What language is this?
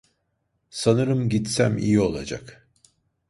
Turkish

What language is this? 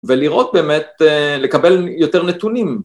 Hebrew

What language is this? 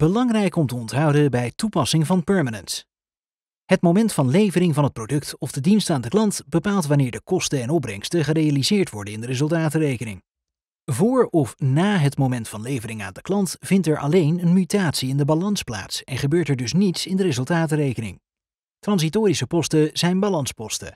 Dutch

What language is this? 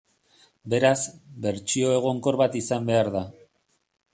Basque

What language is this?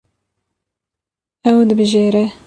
Kurdish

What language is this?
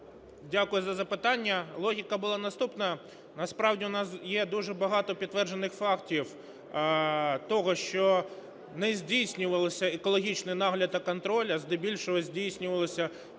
Ukrainian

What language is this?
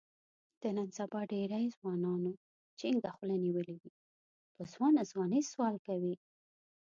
Pashto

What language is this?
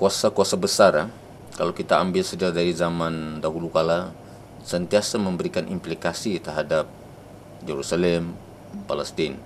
Malay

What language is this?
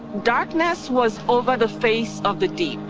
English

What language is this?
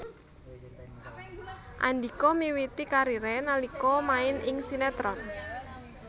Javanese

